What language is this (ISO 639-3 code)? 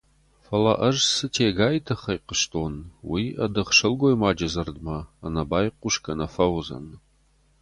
oss